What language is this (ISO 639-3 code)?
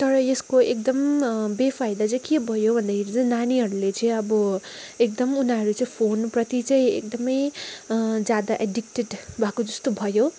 nep